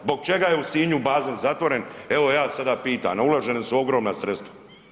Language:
Croatian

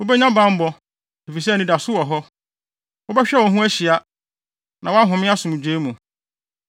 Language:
Akan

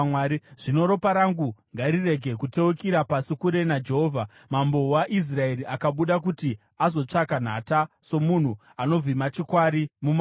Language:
Shona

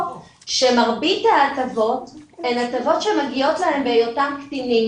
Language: Hebrew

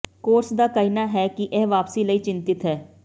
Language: Punjabi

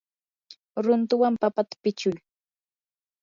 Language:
Yanahuanca Pasco Quechua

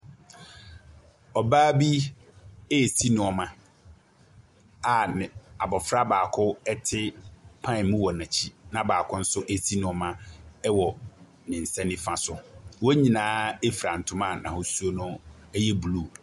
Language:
Akan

